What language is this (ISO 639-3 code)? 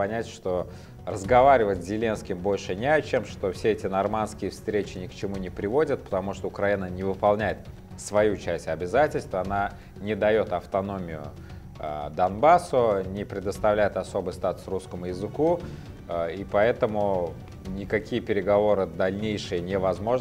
rus